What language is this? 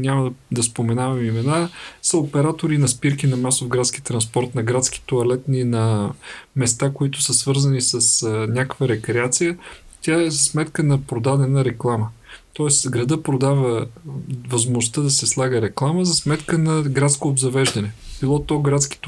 Bulgarian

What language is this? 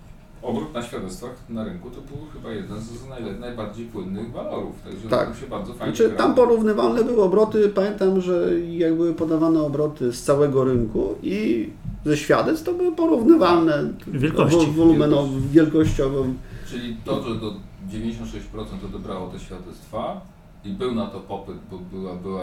Polish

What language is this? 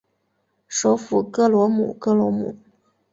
Chinese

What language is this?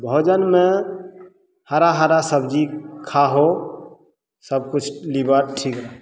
Maithili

